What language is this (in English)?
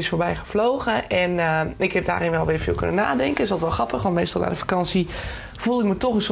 Dutch